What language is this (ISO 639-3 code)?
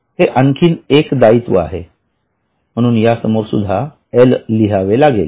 mar